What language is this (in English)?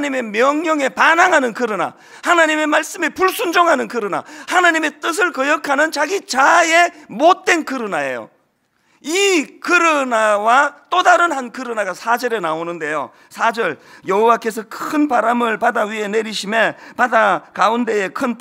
Korean